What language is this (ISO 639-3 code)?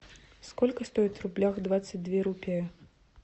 rus